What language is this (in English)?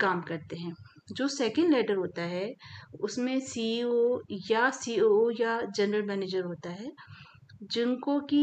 Hindi